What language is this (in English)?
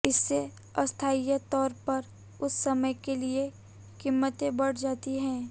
Hindi